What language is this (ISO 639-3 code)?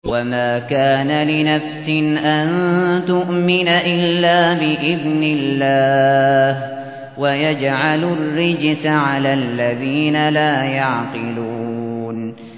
ara